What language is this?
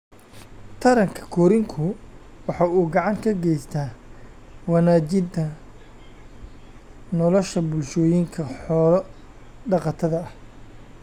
Somali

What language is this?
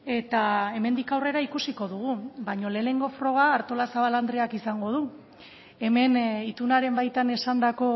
Basque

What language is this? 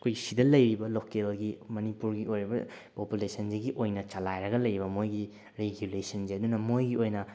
Manipuri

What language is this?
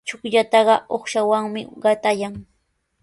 Sihuas Ancash Quechua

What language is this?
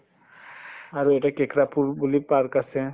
Assamese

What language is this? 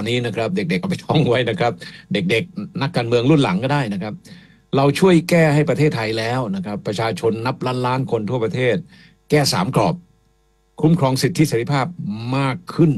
Thai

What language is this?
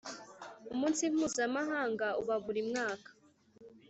Kinyarwanda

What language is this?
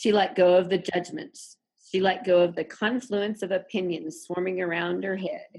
English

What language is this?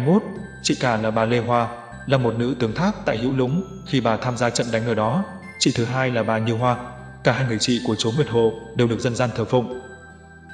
Vietnamese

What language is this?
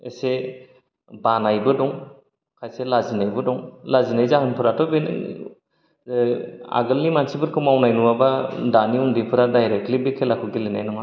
Bodo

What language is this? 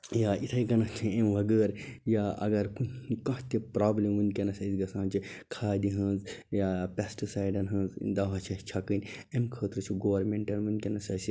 Kashmiri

